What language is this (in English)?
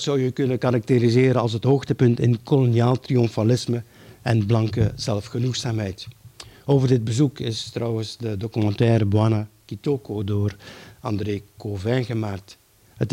Dutch